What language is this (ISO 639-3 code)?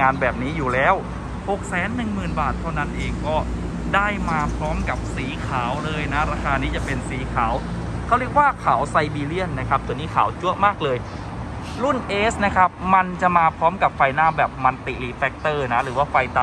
tha